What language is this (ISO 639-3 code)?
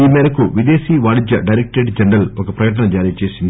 tel